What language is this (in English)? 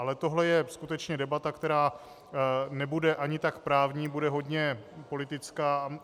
Czech